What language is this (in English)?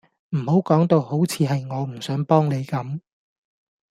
Cantonese